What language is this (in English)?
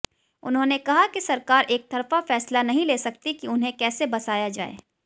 Hindi